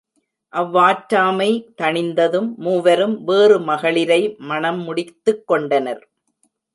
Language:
Tamil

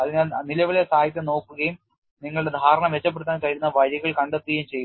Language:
Malayalam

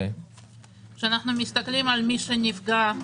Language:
Hebrew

